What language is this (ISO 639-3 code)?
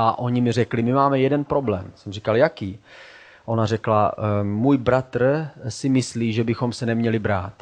ces